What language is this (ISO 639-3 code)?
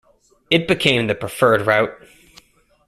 eng